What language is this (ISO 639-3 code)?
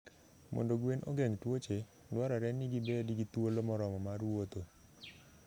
luo